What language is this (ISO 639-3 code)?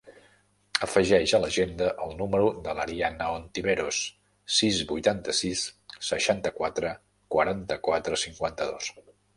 cat